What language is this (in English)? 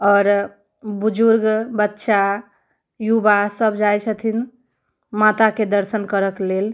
Maithili